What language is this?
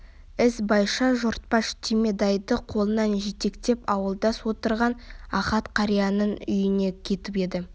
Kazakh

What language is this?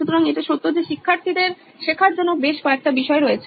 Bangla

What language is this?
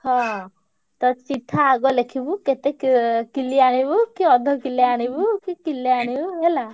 Odia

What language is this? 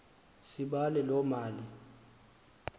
Xhosa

